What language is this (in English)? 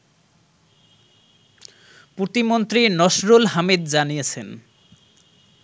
Bangla